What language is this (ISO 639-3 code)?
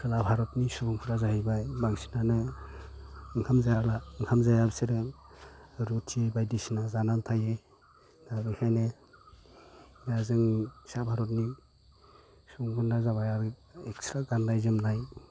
brx